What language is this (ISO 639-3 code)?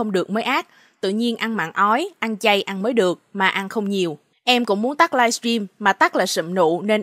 vie